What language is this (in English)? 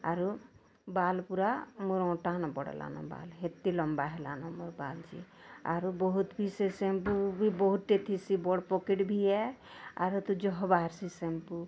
Odia